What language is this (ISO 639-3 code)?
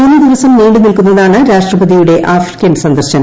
mal